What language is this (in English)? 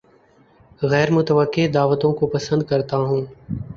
Urdu